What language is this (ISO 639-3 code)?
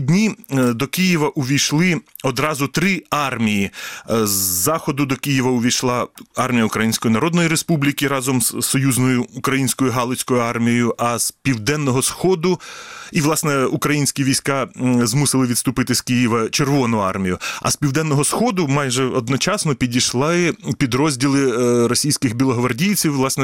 ukr